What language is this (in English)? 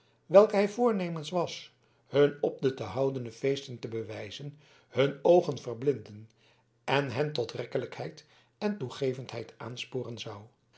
Dutch